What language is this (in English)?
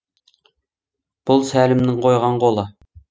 Kazakh